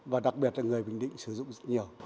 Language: Vietnamese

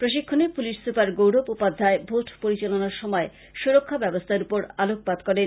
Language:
Bangla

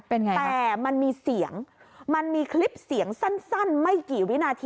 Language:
Thai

